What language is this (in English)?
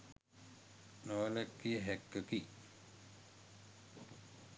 Sinhala